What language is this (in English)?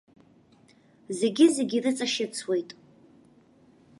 Abkhazian